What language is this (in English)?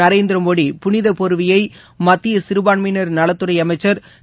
Tamil